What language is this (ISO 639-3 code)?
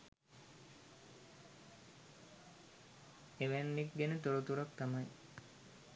sin